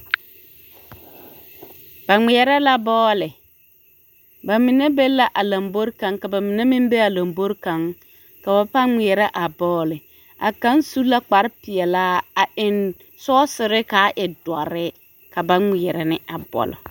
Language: Southern Dagaare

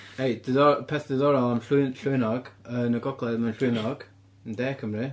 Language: Welsh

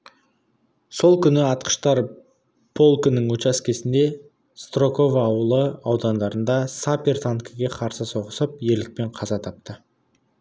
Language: Kazakh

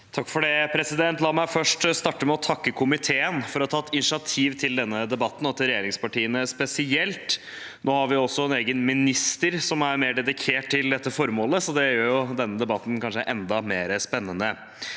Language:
Norwegian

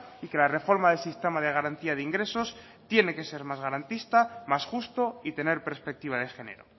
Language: Spanish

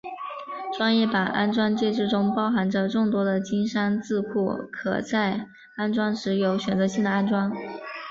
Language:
Chinese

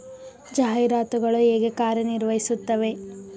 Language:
Kannada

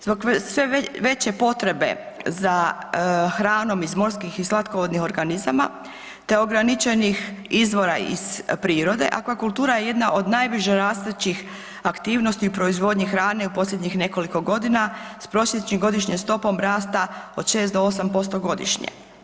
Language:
Croatian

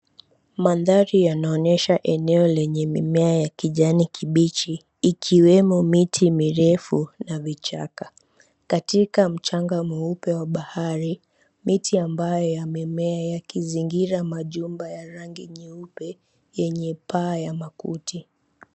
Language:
Swahili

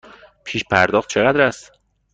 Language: Persian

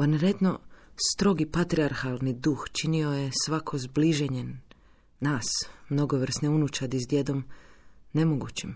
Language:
Croatian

